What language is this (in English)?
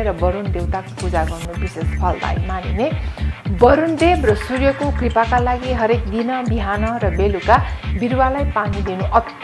Romanian